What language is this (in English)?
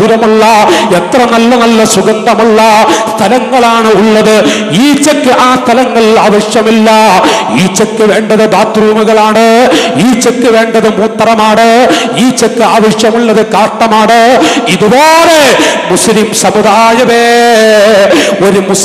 Arabic